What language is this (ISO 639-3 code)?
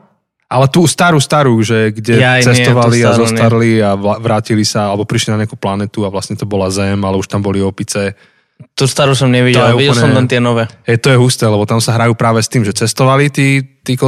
slk